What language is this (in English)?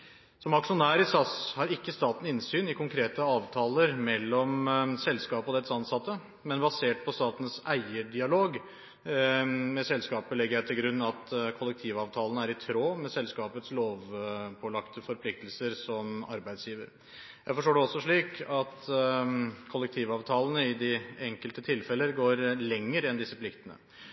Norwegian Bokmål